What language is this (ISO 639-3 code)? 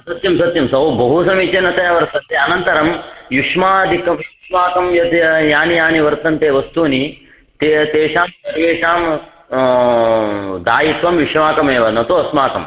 san